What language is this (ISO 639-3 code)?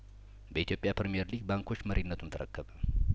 amh